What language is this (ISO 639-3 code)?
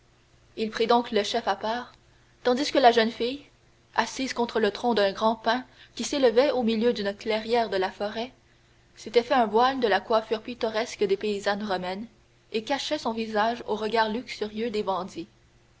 fra